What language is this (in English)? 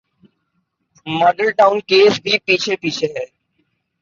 Urdu